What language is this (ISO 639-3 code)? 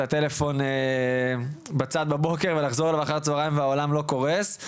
heb